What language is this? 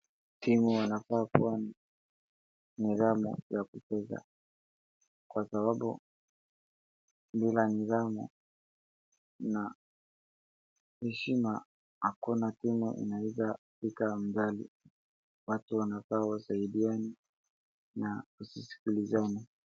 Swahili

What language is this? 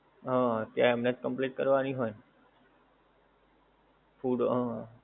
Gujarati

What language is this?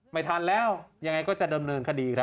Thai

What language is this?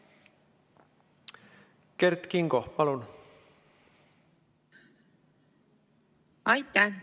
Estonian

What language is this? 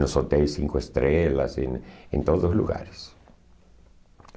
Portuguese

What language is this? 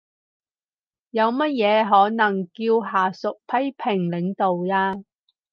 Cantonese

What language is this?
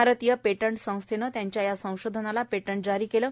Marathi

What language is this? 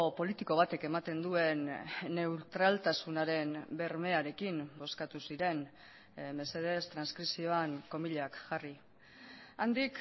Basque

